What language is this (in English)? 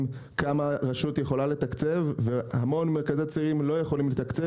Hebrew